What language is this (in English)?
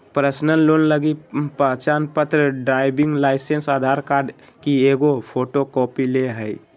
Magahi